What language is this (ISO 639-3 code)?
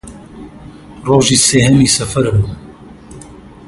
ckb